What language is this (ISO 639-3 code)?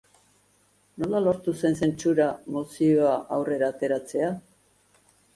eus